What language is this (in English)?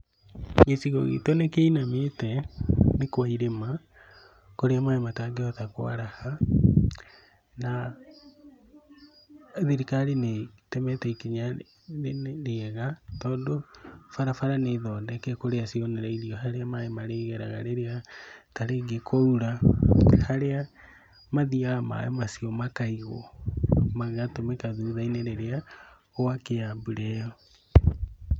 Kikuyu